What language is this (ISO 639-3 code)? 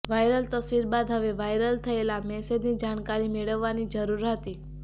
guj